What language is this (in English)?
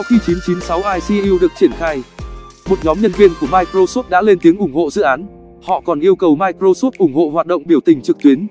Vietnamese